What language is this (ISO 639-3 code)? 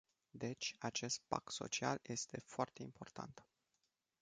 ron